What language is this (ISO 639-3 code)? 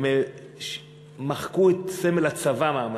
heb